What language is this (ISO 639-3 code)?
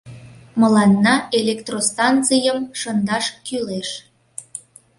chm